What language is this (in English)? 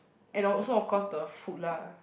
English